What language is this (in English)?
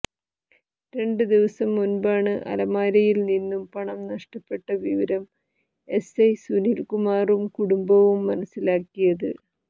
Malayalam